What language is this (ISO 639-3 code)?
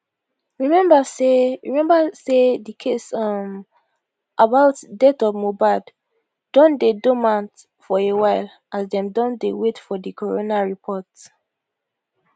pcm